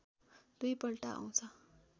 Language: Nepali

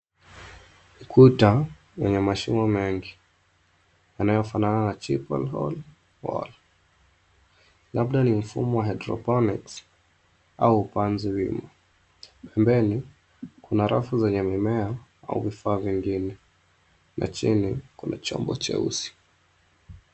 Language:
Swahili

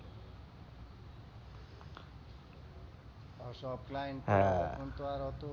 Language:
Bangla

